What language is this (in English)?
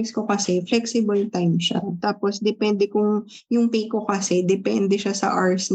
Filipino